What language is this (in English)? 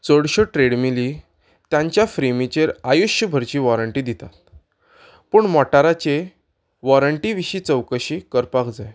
Konkani